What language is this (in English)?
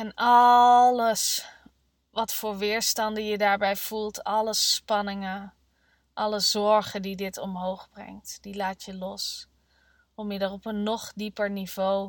Dutch